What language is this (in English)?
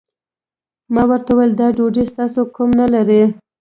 Pashto